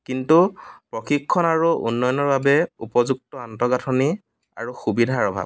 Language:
Assamese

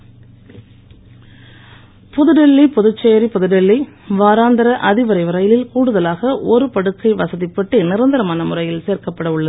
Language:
Tamil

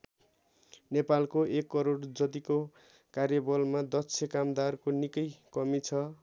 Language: Nepali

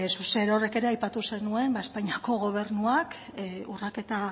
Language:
Basque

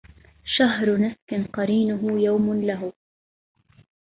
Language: Arabic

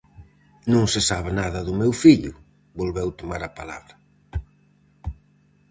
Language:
Galician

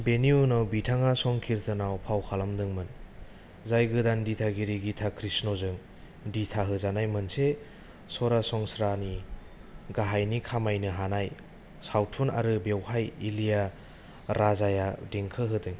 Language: Bodo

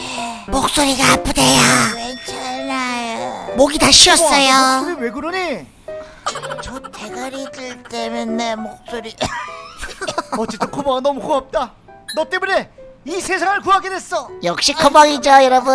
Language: Korean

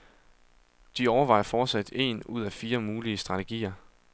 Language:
Danish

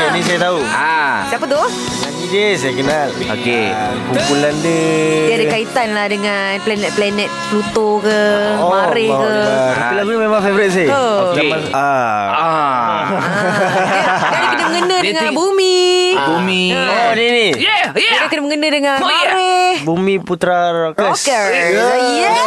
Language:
Malay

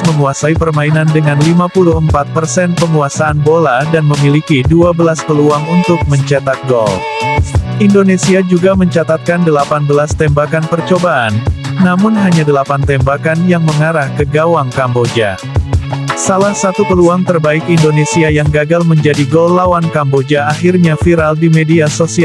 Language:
Indonesian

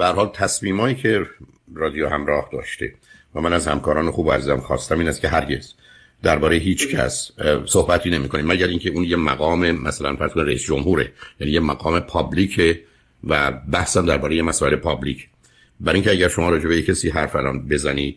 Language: Persian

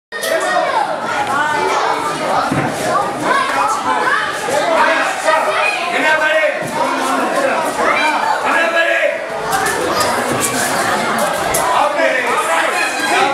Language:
Arabic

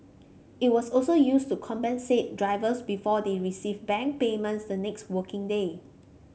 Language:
English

